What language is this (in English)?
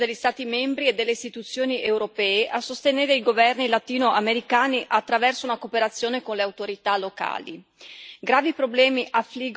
Italian